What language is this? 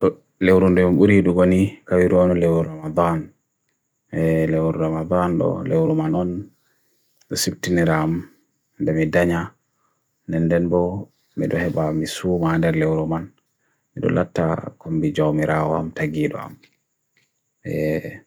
Bagirmi Fulfulde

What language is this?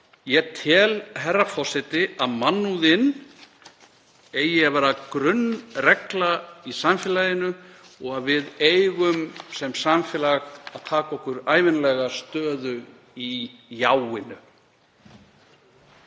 Icelandic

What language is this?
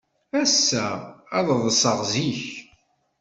Kabyle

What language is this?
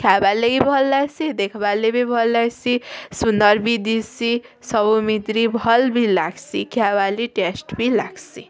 Odia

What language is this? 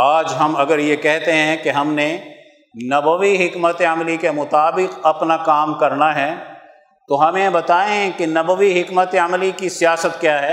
Urdu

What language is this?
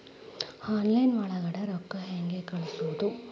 Kannada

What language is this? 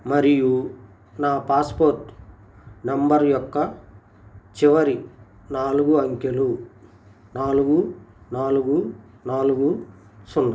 Telugu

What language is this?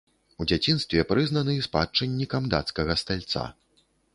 Belarusian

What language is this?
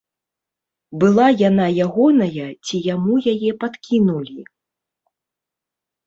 Belarusian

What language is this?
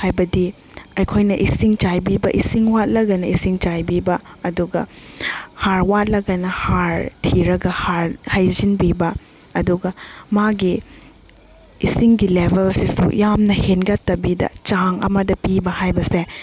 Manipuri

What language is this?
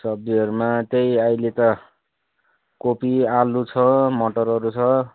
Nepali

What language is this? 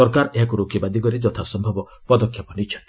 Odia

